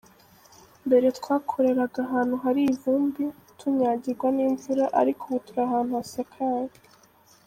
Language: Kinyarwanda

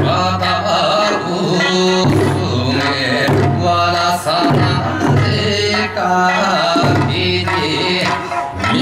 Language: Vietnamese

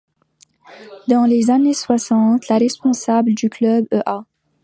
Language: French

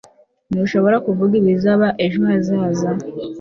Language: Kinyarwanda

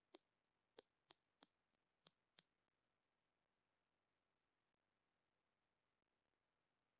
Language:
Hindi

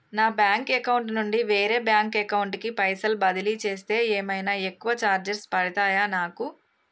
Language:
Telugu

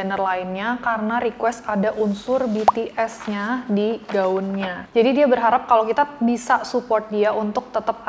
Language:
Indonesian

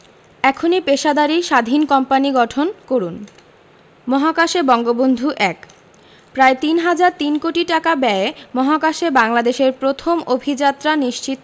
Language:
Bangla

